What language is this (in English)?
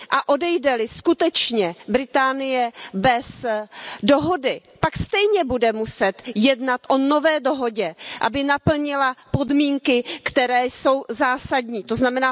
Czech